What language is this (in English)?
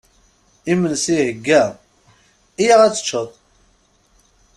Kabyle